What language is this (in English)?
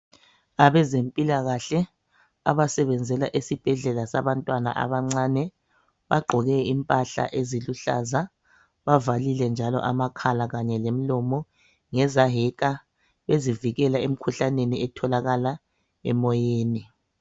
North Ndebele